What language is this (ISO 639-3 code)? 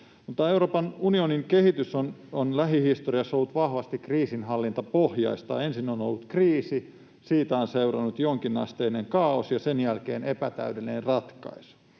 fin